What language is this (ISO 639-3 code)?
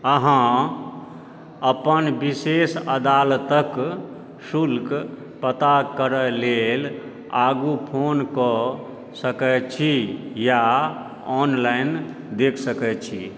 mai